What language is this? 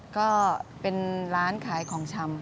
Thai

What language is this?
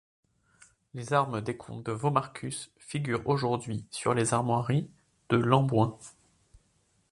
French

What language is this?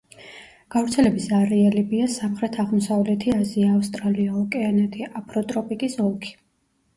Georgian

